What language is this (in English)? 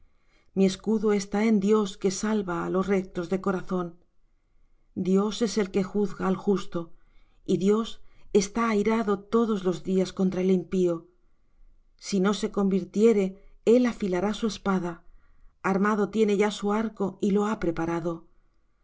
Spanish